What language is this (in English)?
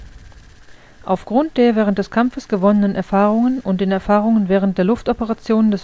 German